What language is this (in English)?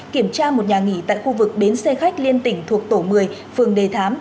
Vietnamese